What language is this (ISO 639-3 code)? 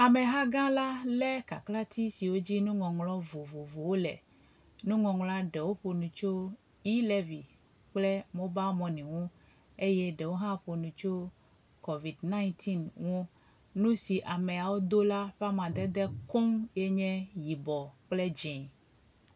ewe